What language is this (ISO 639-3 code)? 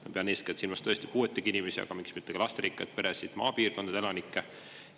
est